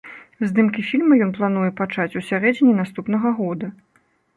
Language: Belarusian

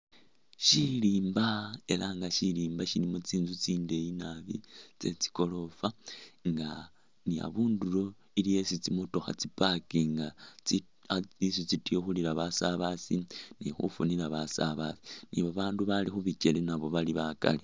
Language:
Masaaba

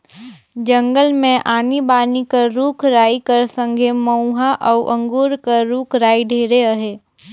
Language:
Chhattisgarhi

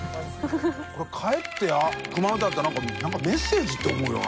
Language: Japanese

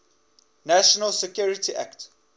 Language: English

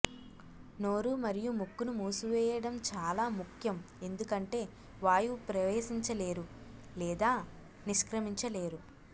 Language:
Telugu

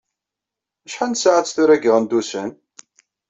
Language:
Kabyle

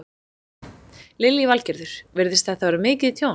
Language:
Icelandic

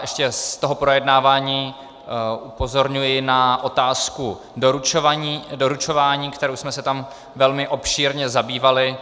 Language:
Czech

